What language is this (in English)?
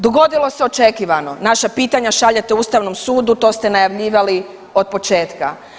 Croatian